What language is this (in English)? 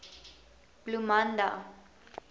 Afrikaans